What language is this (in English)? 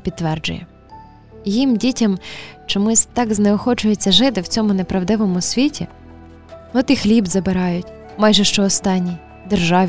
Ukrainian